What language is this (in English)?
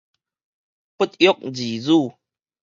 Min Nan Chinese